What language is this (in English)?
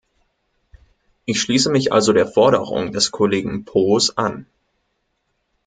German